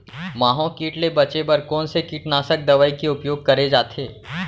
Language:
Chhattisgarhi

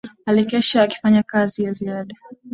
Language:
Swahili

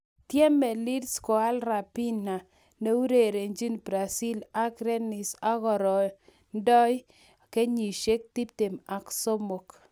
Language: Kalenjin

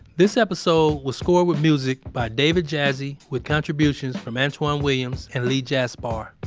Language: English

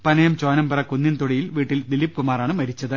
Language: Malayalam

